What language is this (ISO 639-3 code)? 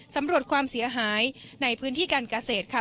tha